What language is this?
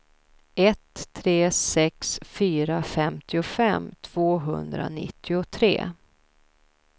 Swedish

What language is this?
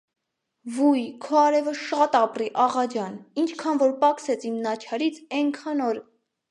Armenian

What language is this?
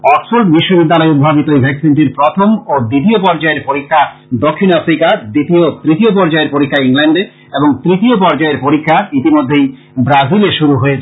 Bangla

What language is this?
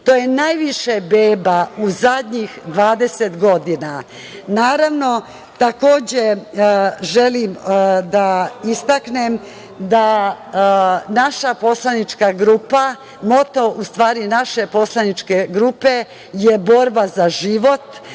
Serbian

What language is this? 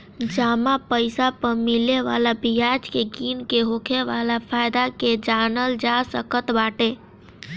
Bhojpuri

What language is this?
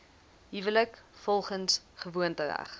Afrikaans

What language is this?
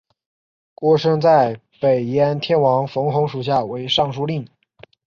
Chinese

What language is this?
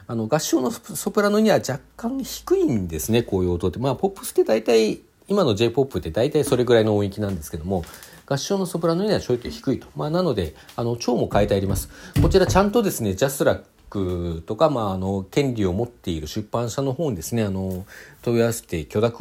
Japanese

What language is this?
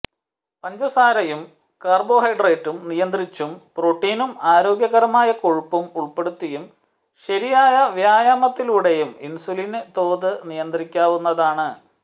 Malayalam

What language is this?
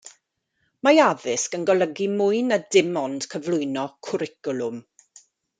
Welsh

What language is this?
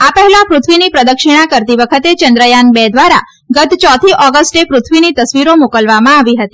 Gujarati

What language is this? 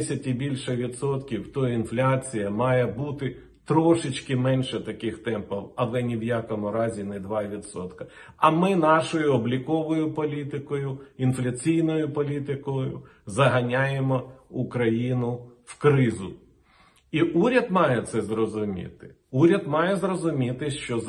Ukrainian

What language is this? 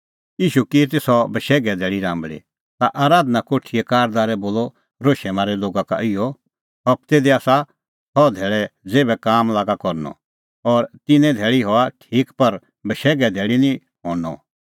Kullu Pahari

